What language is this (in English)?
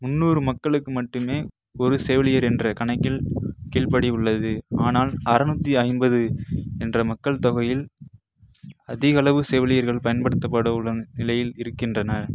Tamil